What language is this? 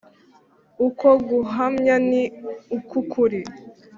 Kinyarwanda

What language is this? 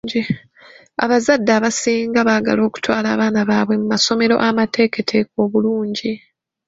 Ganda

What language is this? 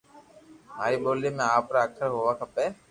Loarki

